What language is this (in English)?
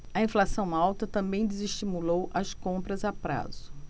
Portuguese